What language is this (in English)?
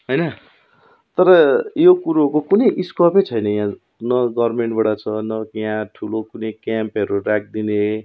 Nepali